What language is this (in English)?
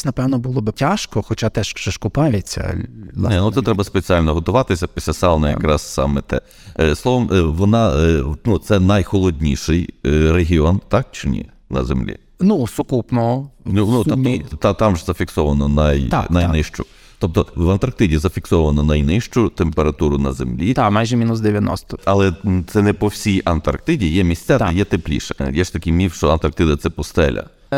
Ukrainian